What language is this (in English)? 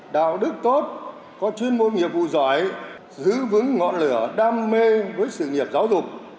Vietnamese